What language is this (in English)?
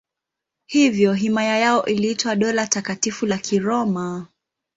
Swahili